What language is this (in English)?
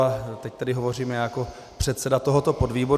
Czech